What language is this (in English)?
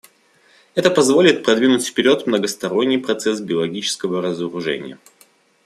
Russian